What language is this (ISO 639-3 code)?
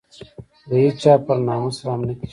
pus